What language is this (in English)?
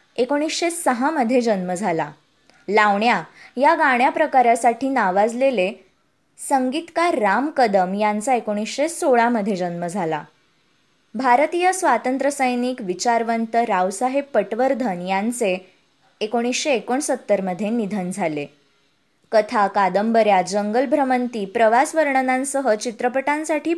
Marathi